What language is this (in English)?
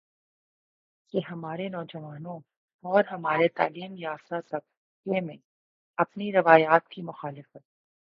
Urdu